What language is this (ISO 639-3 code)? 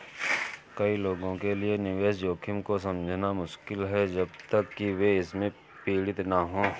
hin